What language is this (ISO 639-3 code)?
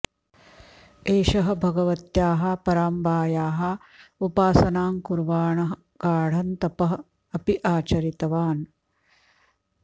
san